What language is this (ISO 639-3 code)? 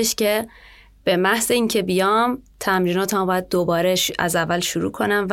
fas